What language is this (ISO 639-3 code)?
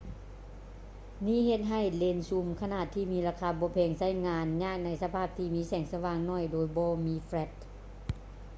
lao